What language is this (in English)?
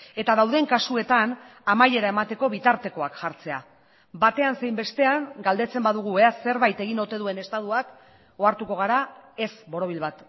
Basque